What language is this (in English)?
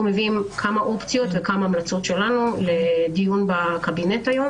Hebrew